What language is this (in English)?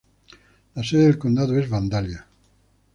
Spanish